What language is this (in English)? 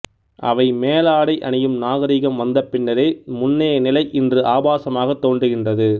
Tamil